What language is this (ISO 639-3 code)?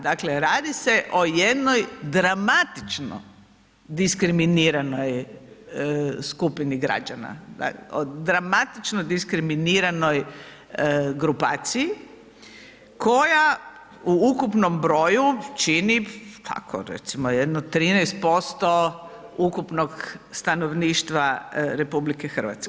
hrv